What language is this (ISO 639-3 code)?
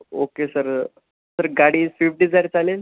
mar